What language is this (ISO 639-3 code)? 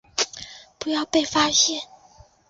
zho